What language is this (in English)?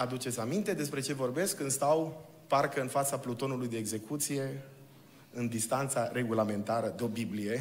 Romanian